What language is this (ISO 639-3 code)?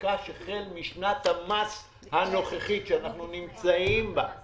heb